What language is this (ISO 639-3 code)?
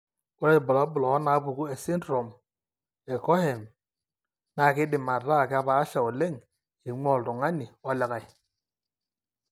mas